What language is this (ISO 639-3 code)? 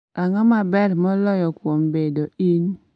luo